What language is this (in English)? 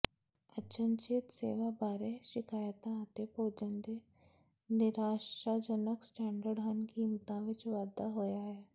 Punjabi